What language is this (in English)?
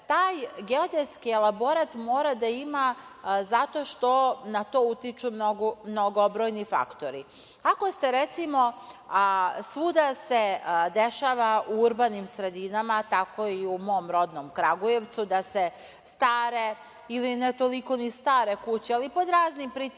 Serbian